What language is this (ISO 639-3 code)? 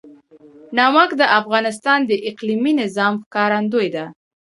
pus